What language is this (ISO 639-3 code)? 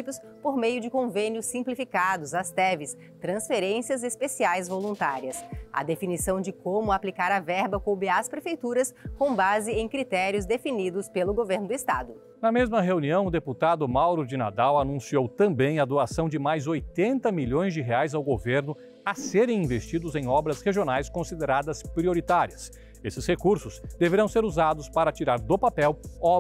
por